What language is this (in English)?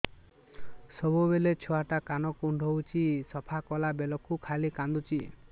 Odia